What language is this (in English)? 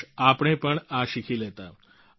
Gujarati